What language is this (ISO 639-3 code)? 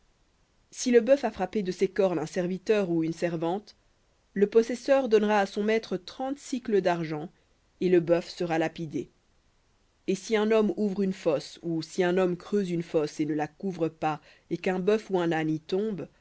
fra